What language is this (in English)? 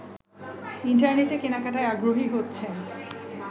Bangla